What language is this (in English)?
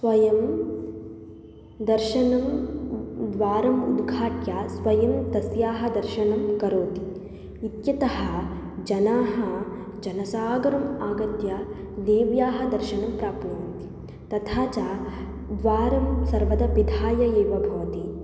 Sanskrit